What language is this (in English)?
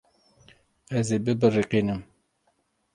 Kurdish